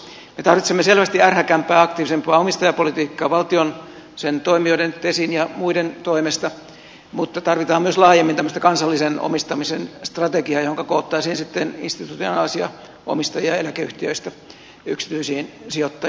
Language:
Finnish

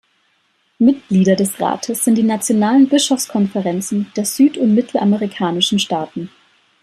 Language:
German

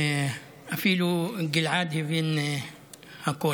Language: Hebrew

